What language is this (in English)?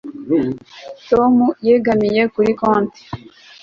Kinyarwanda